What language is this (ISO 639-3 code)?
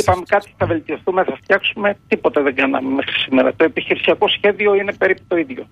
ell